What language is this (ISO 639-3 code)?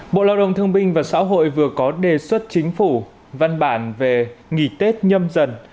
vie